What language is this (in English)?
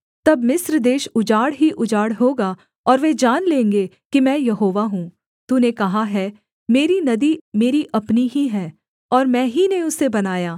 Hindi